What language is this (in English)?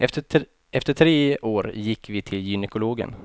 Swedish